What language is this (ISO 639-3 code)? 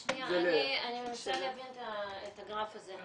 heb